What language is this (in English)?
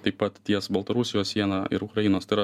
Lithuanian